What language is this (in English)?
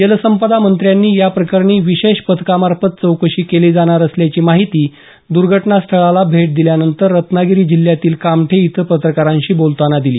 Marathi